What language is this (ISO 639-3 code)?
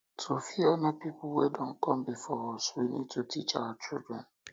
pcm